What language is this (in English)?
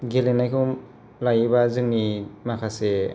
Bodo